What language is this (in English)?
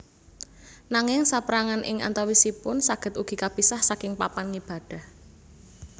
Javanese